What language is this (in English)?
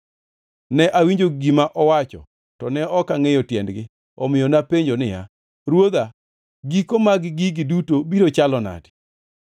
Luo (Kenya and Tanzania)